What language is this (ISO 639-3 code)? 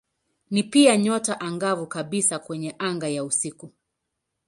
swa